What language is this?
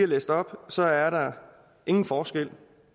Danish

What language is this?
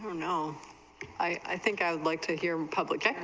English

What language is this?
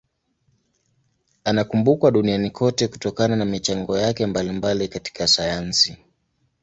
Swahili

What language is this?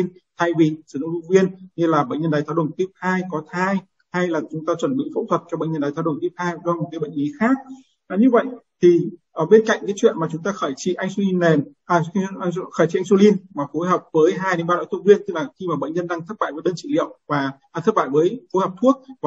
Vietnamese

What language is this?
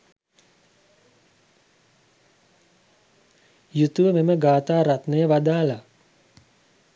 Sinhala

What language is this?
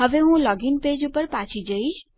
Gujarati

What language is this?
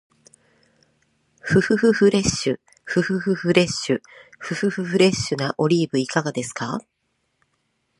Japanese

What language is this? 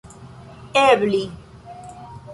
Esperanto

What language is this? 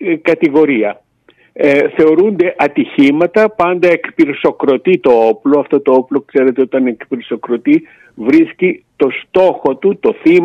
Greek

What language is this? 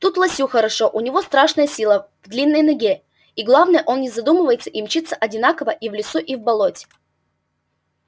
Russian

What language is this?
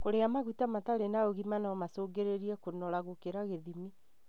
Kikuyu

